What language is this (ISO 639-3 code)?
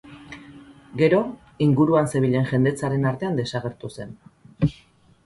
eus